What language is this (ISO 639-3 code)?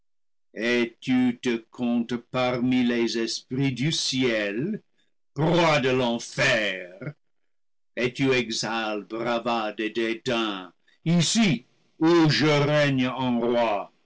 fra